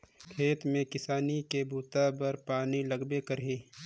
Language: Chhattisgarhi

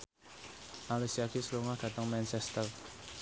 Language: Javanese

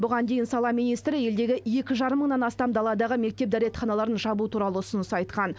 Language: Kazakh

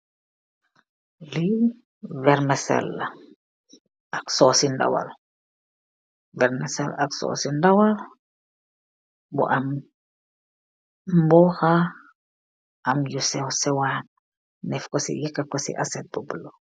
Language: Wolof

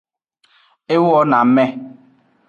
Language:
Aja (Benin)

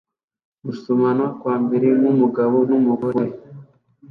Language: Kinyarwanda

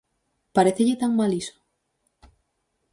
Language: Galician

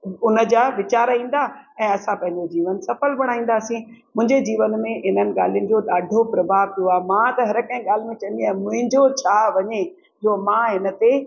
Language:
Sindhi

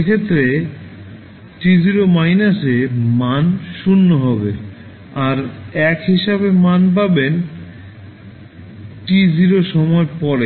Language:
Bangla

